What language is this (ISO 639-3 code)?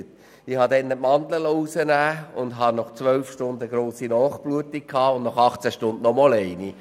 gsw